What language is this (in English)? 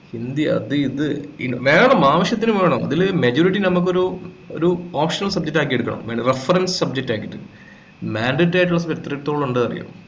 Malayalam